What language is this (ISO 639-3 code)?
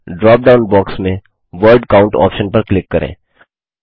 hin